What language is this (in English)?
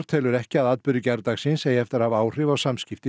Icelandic